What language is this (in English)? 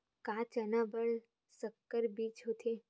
Chhattisgarhi